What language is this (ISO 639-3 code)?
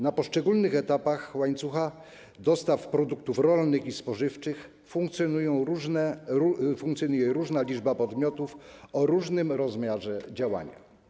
pol